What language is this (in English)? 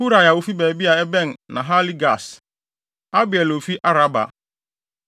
Akan